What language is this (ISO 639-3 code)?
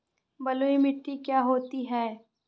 hin